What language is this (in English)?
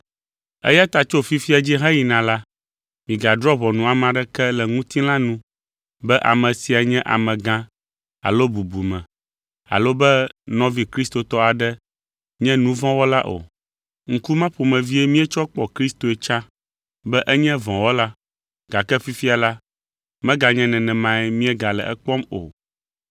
Ewe